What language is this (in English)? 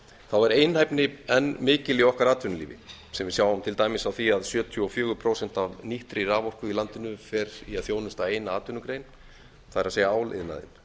Icelandic